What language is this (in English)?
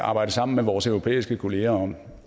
Danish